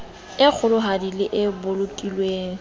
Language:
Southern Sotho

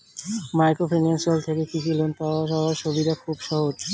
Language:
Bangla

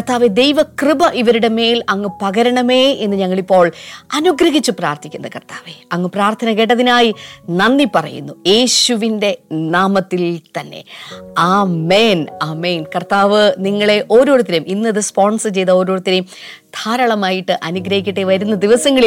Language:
Malayalam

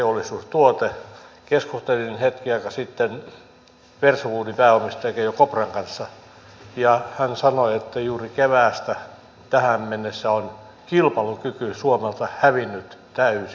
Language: Finnish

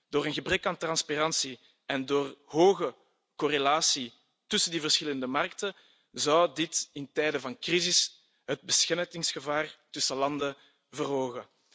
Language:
Dutch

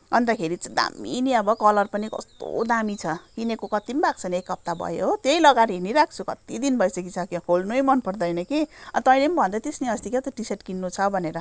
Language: Nepali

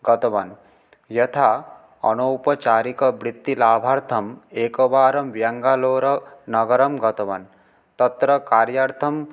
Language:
Sanskrit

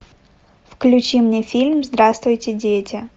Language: Russian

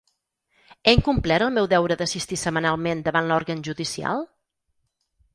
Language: Catalan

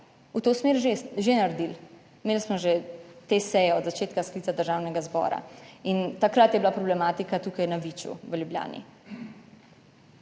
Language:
Slovenian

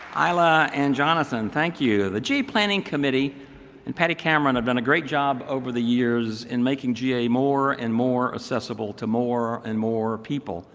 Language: English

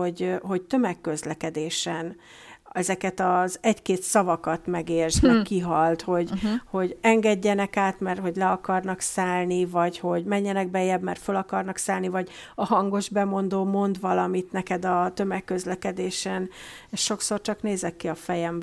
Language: Hungarian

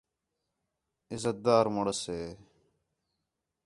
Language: Khetrani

